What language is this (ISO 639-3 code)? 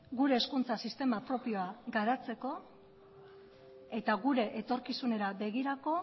eus